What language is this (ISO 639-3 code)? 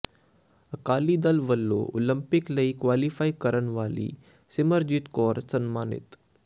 pan